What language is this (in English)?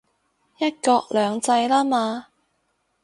Cantonese